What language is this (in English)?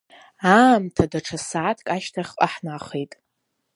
Abkhazian